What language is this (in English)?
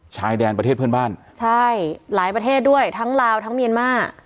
Thai